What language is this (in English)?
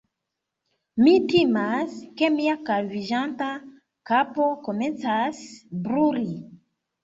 Esperanto